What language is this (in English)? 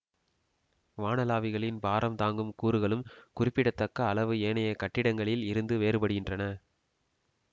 Tamil